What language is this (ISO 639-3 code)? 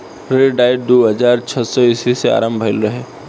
bho